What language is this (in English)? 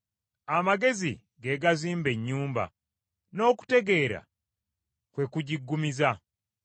Ganda